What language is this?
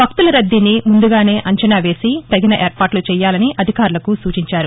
Telugu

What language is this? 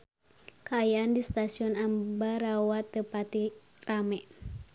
Sundanese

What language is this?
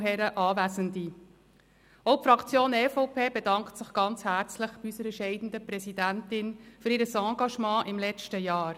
Swiss German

